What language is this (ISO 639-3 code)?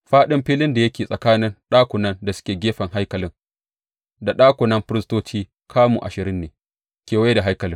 hau